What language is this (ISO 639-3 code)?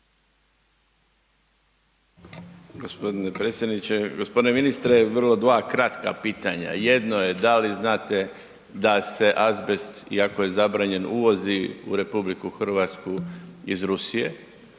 hrv